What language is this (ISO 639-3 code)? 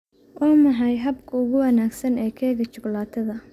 som